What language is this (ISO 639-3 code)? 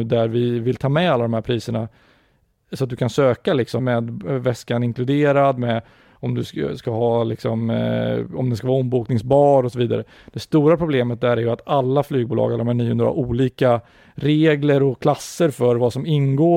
swe